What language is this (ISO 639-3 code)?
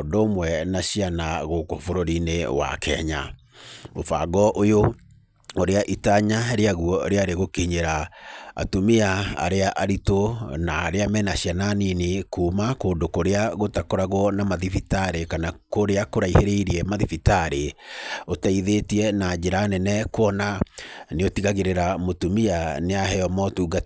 kik